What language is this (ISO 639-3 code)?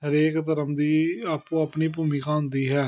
pan